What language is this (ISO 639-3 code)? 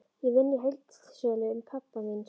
isl